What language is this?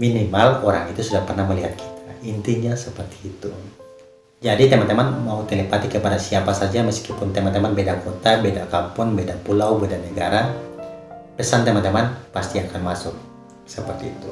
Indonesian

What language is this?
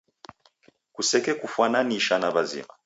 Taita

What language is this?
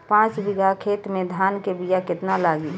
Bhojpuri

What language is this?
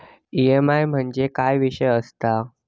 Marathi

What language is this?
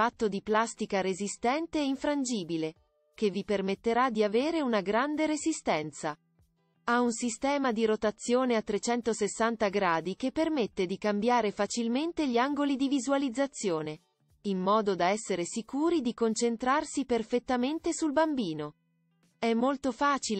Italian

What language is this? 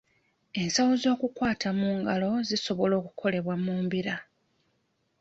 Ganda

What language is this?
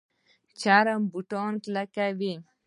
Pashto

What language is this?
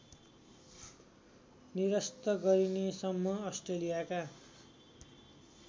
Nepali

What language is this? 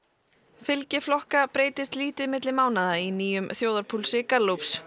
Icelandic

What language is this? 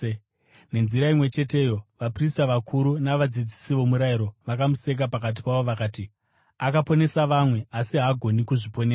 Shona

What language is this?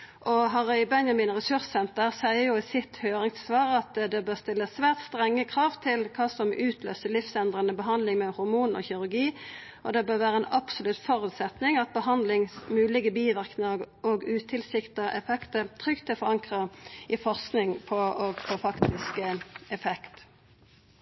Norwegian Nynorsk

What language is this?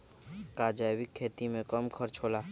Magahi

